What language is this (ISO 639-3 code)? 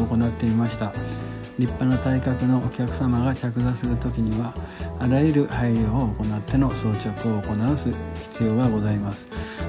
jpn